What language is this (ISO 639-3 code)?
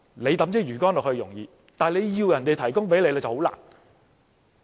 yue